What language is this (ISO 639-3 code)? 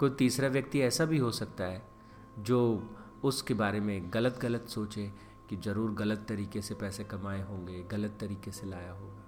hin